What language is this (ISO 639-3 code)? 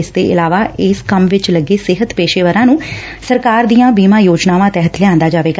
pan